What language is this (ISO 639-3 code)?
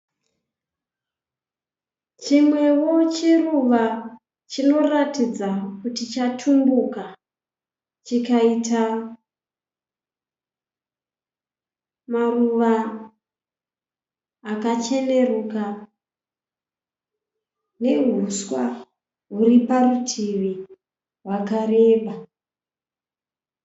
sna